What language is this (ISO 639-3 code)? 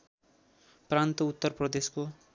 nep